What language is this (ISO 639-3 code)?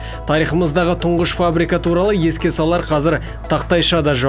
kaz